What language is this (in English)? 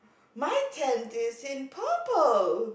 English